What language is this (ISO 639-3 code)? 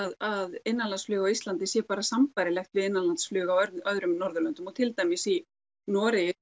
isl